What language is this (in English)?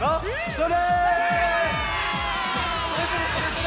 Japanese